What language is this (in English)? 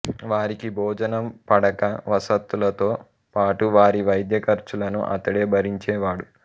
Telugu